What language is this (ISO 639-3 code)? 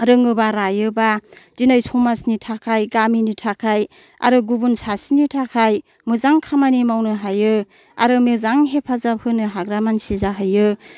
brx